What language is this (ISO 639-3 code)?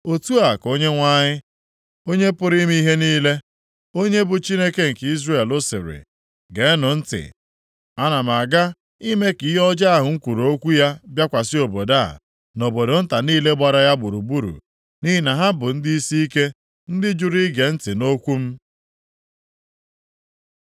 ibo